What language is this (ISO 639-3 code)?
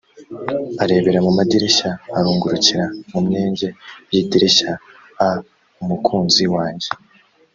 kin